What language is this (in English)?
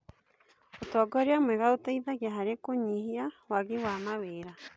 Kikuyu